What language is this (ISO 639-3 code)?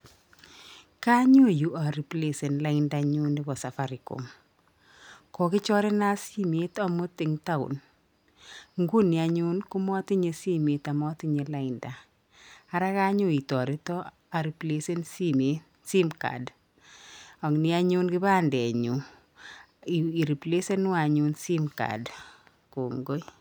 kln